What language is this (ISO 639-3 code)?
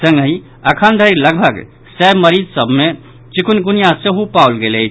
mai